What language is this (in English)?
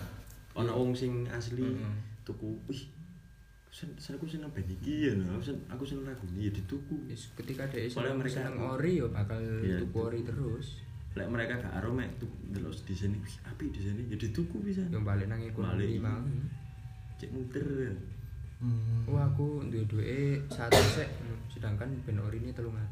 Indonesian